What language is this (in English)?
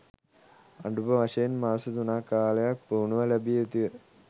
Sinhala